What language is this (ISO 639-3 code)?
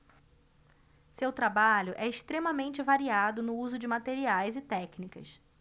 por